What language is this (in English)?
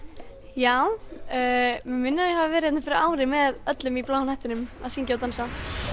Icelandic